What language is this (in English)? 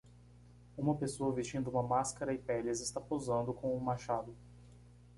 Portuguese